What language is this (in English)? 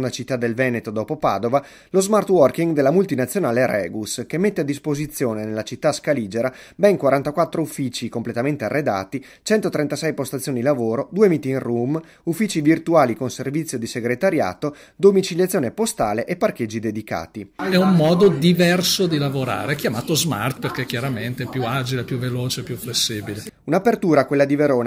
Italian